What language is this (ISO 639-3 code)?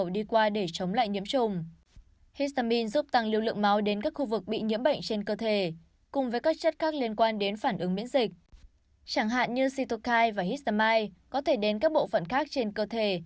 vie